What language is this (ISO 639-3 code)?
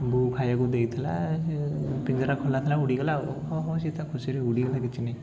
ori